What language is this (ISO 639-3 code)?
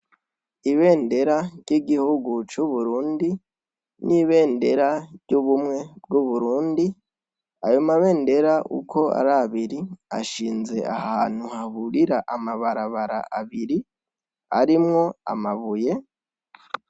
run